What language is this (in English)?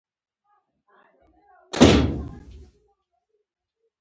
Pashto